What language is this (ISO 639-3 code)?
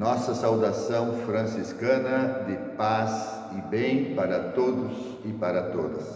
por